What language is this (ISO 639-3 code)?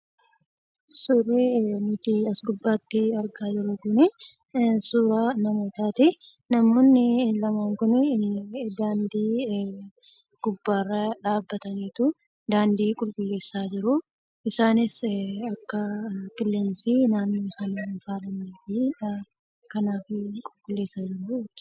orm